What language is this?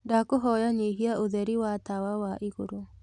Kikuyu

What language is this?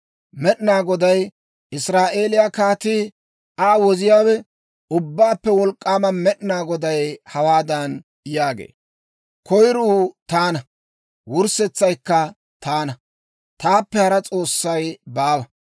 Dawro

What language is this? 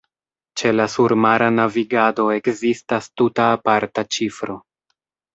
Esperanto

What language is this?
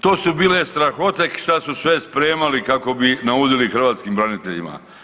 Croatian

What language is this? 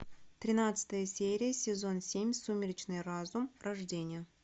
Russian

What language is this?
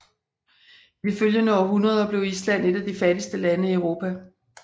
Danish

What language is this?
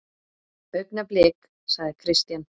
Icelandic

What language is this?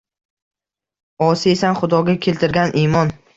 Uzbek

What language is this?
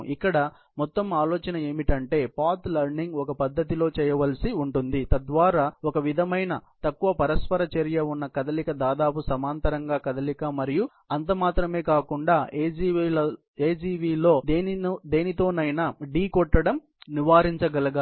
Telugu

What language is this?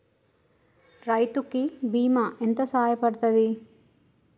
Telugu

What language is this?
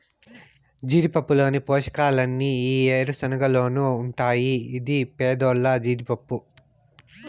Telugu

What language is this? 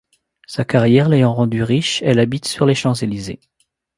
French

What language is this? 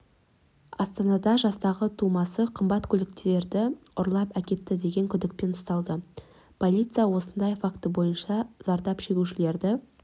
Kazakh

